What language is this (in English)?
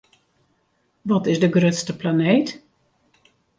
Western Frisian